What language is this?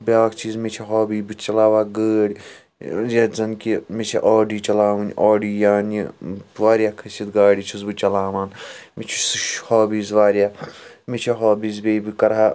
Kashmiri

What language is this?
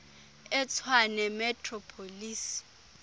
Xhosa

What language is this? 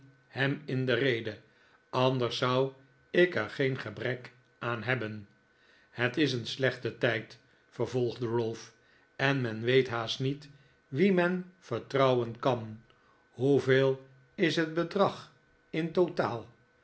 Dutch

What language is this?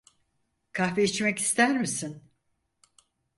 Turkish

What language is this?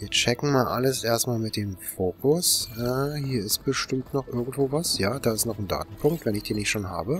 German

